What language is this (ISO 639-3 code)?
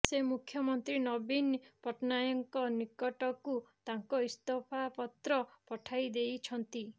ori